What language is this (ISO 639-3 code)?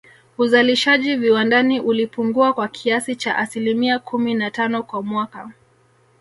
swa